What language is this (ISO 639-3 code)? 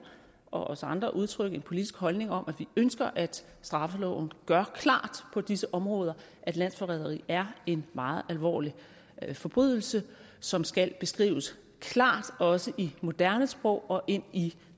dan